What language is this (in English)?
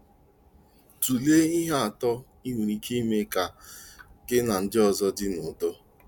Igbo